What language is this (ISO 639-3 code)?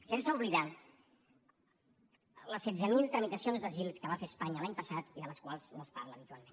cat